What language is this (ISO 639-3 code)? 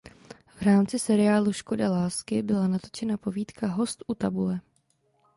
ces